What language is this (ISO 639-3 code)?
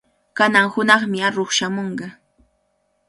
qvl